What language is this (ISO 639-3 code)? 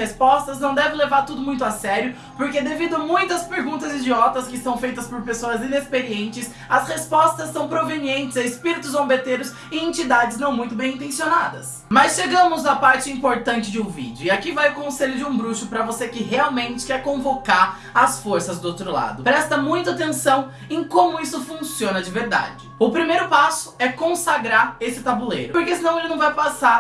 por